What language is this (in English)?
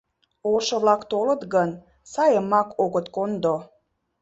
Mari